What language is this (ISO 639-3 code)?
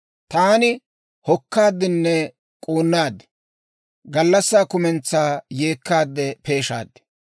dwr